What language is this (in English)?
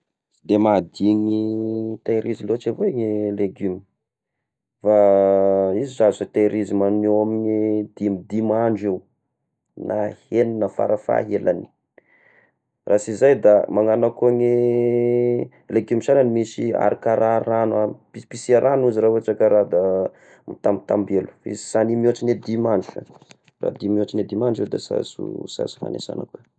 Tesaka Malagasy